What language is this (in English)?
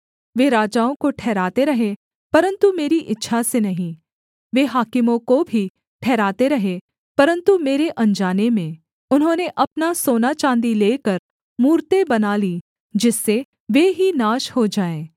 Hindi